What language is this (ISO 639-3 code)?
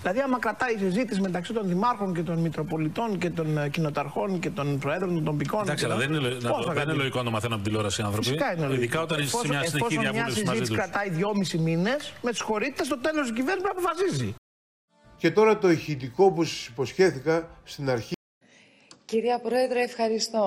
ell